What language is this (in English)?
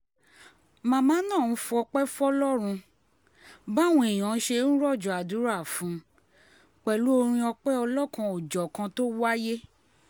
Yoruba